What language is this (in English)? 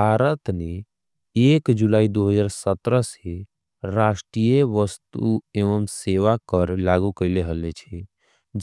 Angika